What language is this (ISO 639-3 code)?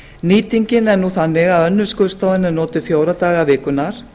isl